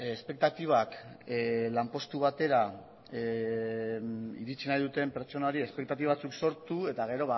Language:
Basque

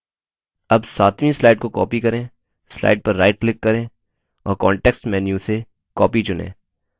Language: Hindi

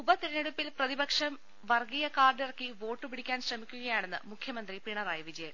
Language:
Malayalam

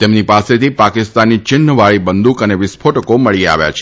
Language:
Gujarati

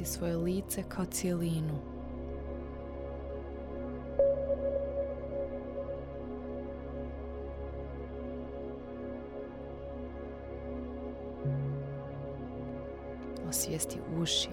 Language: Croatian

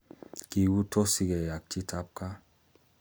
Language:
Kalenjin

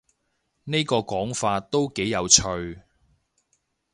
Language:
Cantonese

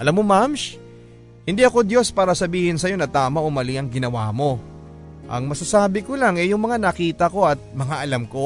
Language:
Filipino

